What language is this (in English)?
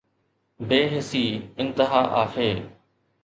Sindhi